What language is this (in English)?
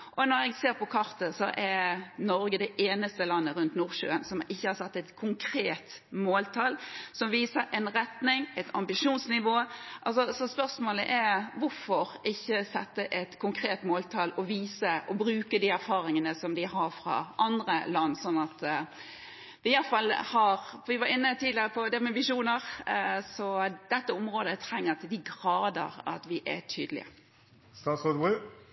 Norwegian Bokmål